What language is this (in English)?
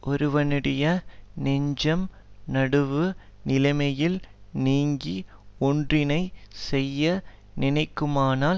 Tamil